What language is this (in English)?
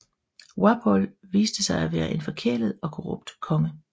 Danish